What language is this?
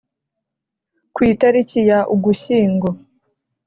Kinyarwanda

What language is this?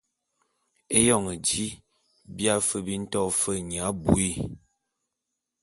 Bulu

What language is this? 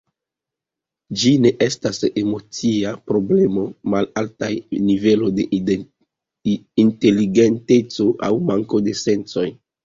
Esperanto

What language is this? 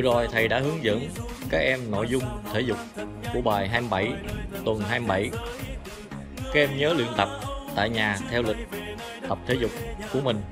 Vietnamese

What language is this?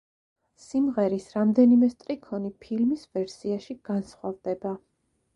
Georgian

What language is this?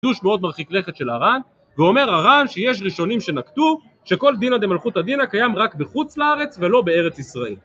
Hebrew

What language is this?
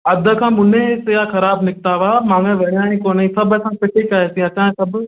Sindhi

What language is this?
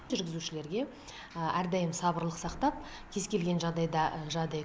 Kazakh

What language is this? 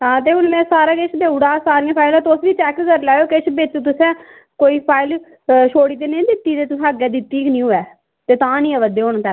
Dogri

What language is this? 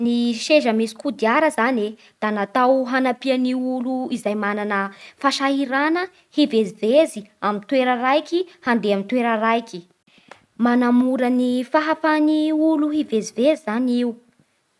Bara Malagasy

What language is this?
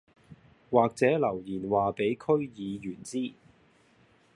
Cantonese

